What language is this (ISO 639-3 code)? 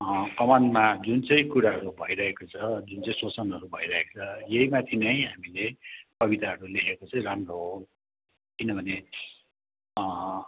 nep